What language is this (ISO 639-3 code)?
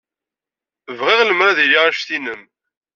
kab